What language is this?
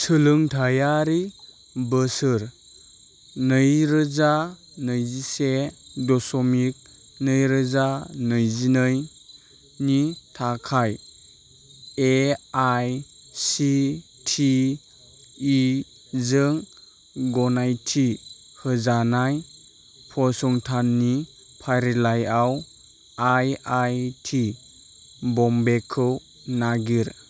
Bodo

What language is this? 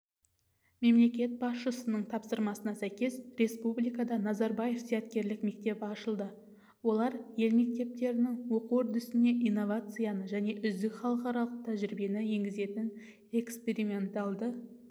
Kazakh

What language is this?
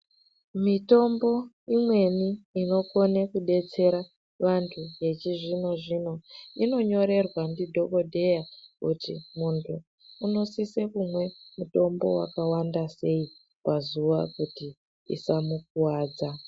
Ndau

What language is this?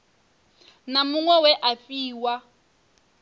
Venda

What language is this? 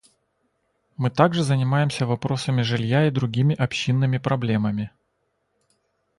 Russian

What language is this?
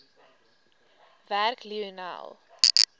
Afrikaans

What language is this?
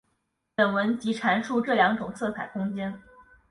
Chinese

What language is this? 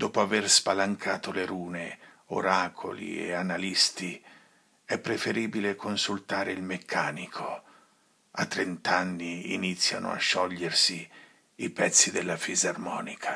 Italian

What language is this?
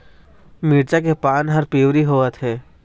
Chhattisgarhi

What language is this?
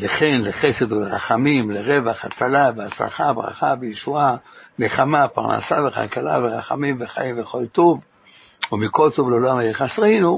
Hebrew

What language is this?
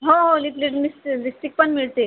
Marathi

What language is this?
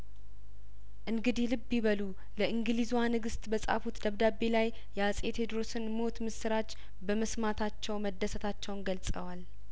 Amharic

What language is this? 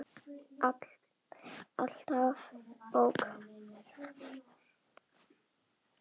Icelandic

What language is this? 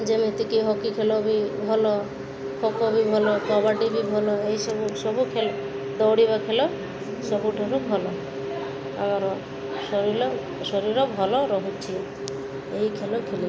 Odia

